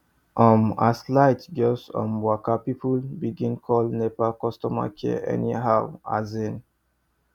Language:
Nigerian Pidgin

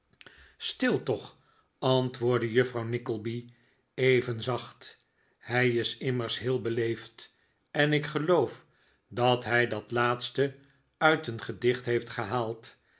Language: Dutch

